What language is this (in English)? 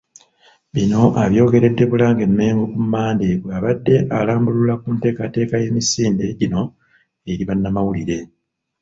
Ganda